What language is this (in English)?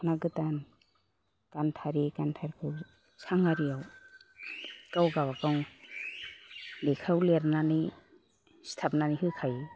Bodo